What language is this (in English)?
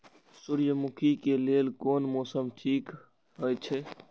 Maithili